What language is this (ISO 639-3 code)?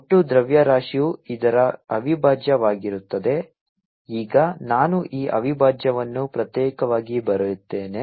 kan